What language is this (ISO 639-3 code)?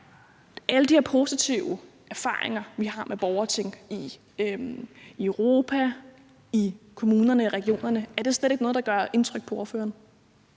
dan